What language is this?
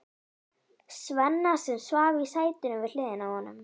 Icelandic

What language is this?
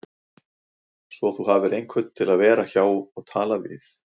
Icelandic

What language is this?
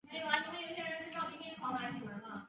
Chinese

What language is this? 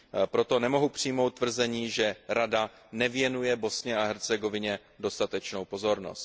Czech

